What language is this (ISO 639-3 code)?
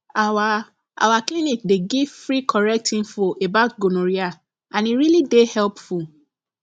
pcm